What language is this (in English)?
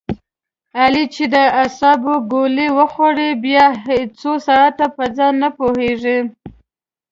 Pashto